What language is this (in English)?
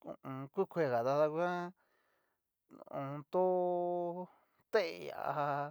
Cacaloxtepec Mixtec